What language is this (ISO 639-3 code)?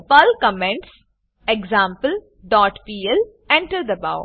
guj